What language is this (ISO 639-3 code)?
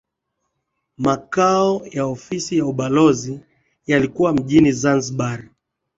swa